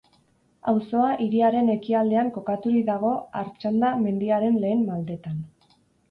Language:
Basque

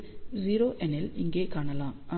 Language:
Tamil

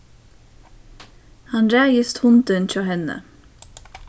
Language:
Faroese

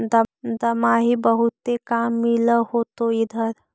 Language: Magahi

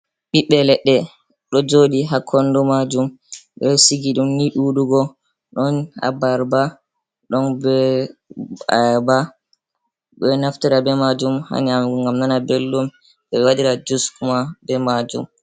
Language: Fula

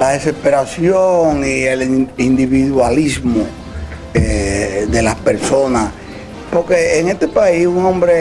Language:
Spanish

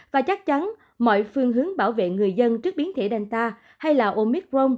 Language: Vietnamese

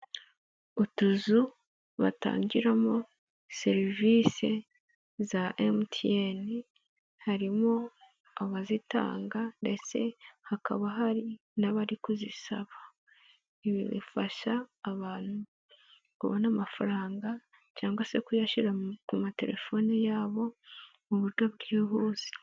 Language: Kinyarwanda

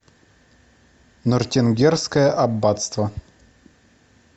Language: Russian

